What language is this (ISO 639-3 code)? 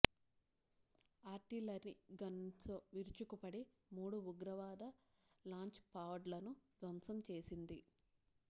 tel